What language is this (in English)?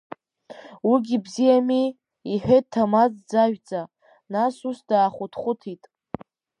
Abkhazian